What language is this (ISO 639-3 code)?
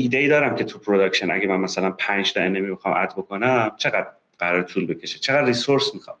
fas